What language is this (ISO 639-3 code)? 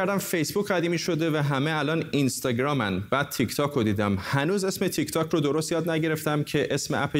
fas